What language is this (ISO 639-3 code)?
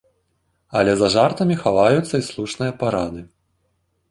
bel